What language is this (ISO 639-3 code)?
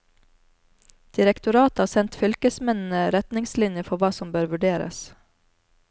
nor